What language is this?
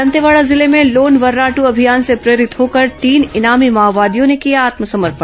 Hindi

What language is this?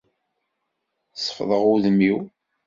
Kabyle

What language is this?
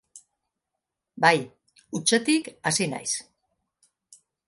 Basque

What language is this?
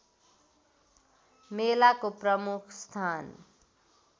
Nepali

